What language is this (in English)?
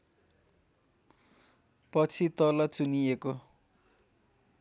Nepali